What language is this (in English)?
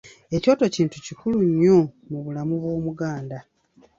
Ganda